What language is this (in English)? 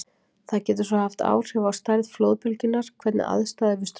Icelandic